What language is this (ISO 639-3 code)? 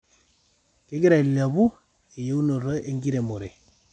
mas